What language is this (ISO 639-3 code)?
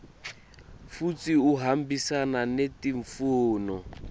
ssw